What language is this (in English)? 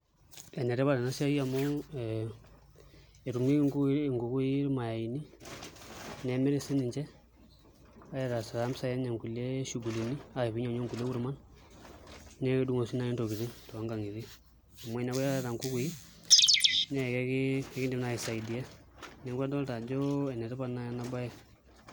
Masai